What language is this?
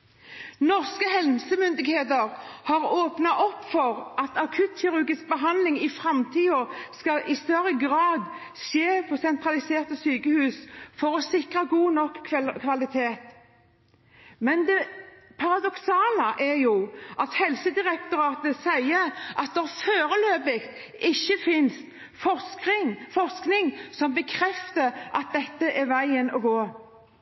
Norwegian Bokmål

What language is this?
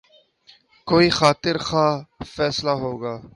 Urdu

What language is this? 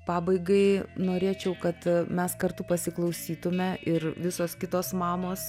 Lithuanian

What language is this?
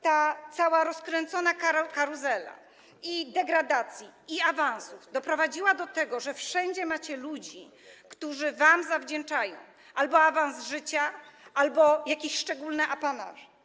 Polish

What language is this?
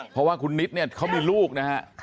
Thai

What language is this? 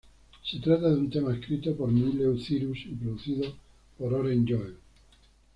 Spanish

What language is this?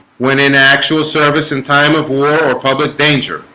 English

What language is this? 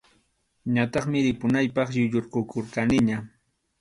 Arequipa-La Unión Quechua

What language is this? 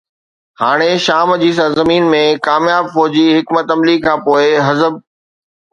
Sindhi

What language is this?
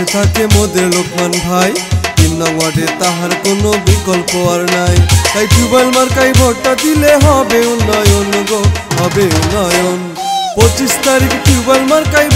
Bangla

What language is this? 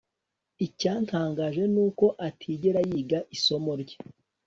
Kinyarwanda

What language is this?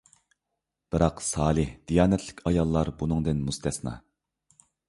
Uyghur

